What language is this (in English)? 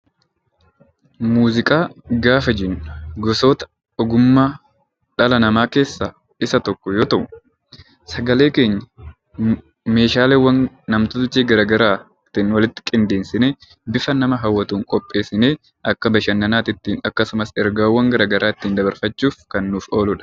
Oromo